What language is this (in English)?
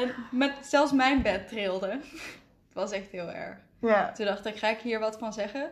Dutch